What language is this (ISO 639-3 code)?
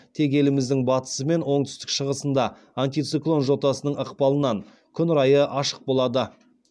kaz